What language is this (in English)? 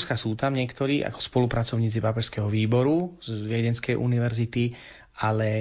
Slovak